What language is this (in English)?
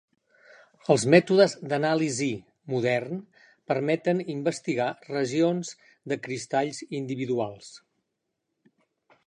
Catalan